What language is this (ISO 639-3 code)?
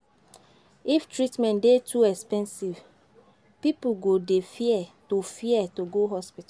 pcm